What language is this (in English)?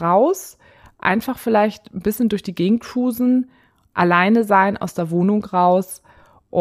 German